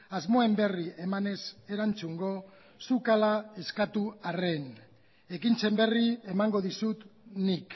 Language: Basque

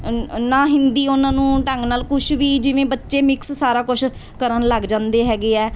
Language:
Punjabi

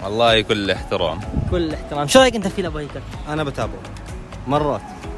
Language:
Arabic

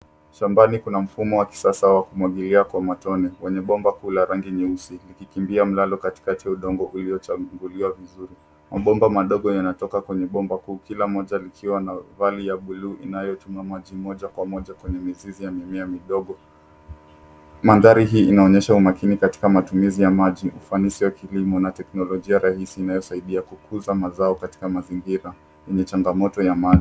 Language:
Swahili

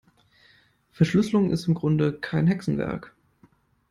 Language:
German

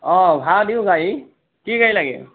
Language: Assamese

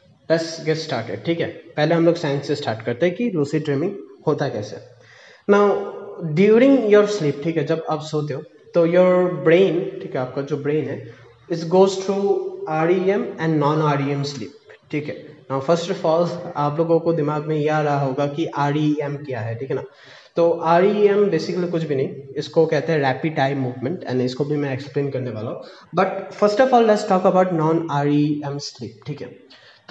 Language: Hindi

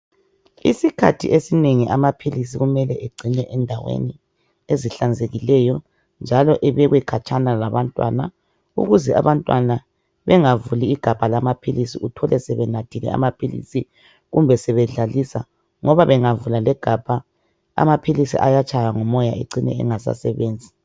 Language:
North Ndebele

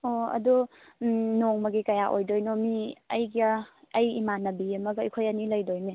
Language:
Manipuri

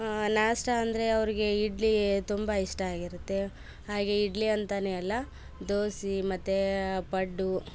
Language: Kannada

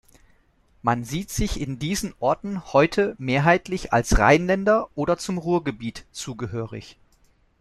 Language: German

